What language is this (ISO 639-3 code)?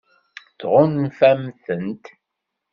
kab